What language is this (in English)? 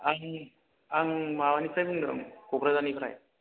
Bodo